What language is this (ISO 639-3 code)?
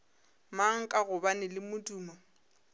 nso